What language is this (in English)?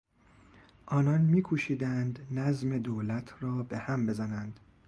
Persian